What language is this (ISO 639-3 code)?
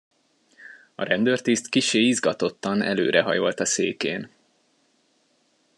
hun